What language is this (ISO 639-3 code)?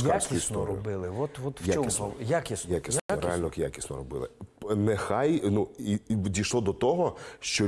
ukr